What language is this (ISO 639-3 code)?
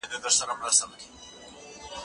pus